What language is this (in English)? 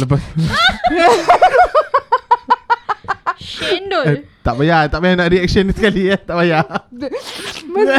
Malay